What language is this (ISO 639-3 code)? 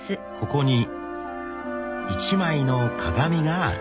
jpn